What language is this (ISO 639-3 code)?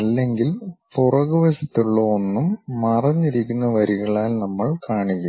mal